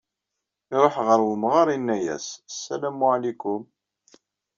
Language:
Kabyle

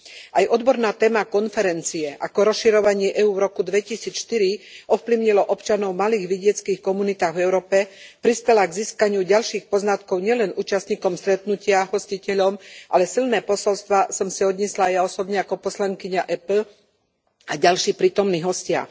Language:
Slovak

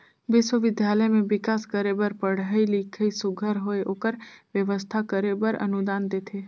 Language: Chhattisgarhi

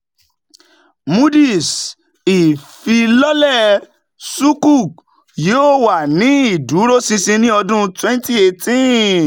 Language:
Yoruba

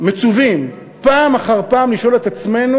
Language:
Hebrew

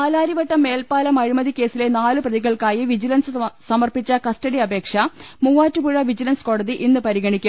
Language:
Malayalam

